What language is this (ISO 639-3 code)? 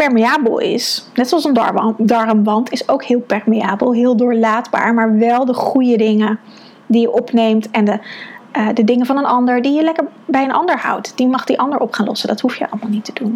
nld